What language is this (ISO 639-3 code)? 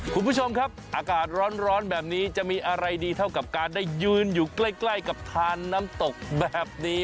tha